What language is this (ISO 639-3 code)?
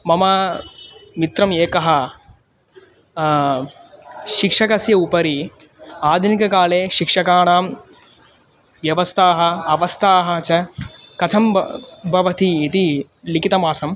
san